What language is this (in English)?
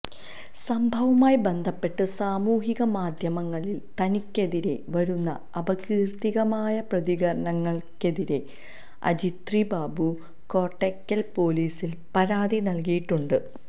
Malayalam